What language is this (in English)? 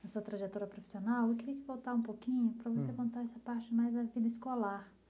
Portuguese